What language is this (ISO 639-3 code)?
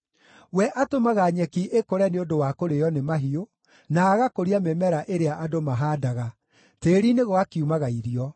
kik